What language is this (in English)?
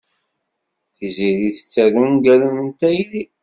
Kabyle